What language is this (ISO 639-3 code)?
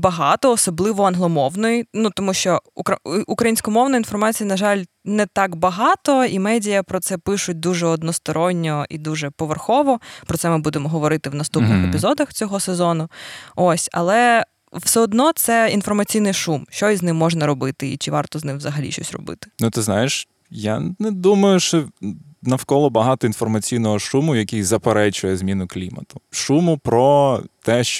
ukr